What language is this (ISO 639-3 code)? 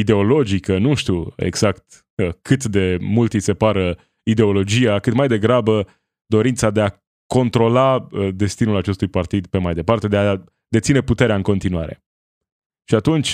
ron